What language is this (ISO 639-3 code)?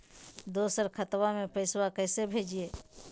mag